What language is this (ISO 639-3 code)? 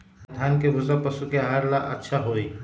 mag